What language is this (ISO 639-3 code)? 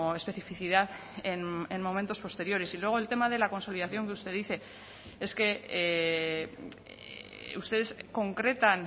spa